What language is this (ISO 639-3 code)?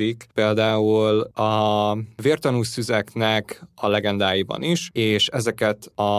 hun